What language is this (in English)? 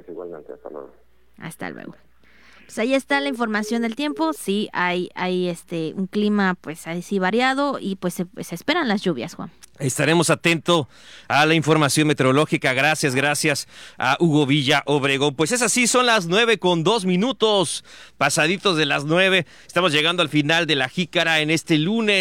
Spanish